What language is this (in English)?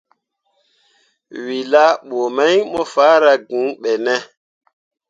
Mundang